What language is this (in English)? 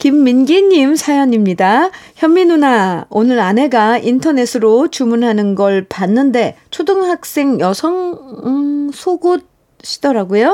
Korean